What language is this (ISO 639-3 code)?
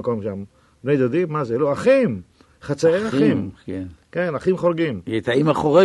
heb